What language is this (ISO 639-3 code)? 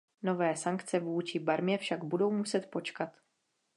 ces